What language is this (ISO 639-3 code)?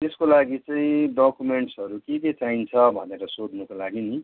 nep